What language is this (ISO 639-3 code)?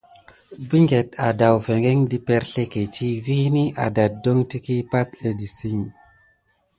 gid